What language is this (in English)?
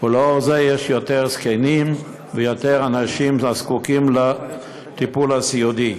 Hebrew